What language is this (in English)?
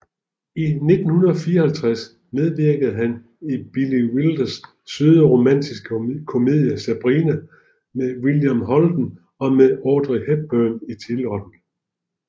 Danish